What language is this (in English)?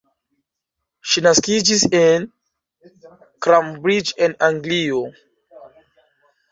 Esperanto